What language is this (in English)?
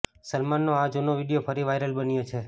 Gujarati